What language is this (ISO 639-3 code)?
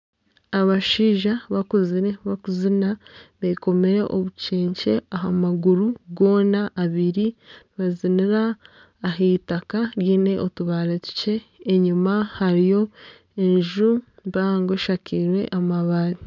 nyn